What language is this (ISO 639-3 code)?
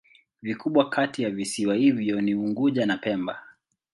swa